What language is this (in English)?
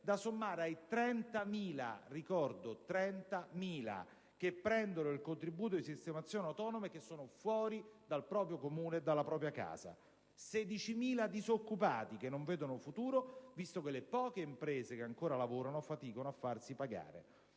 Italian